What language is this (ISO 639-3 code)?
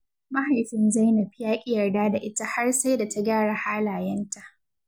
hau